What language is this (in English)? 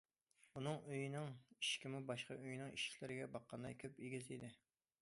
Uyghur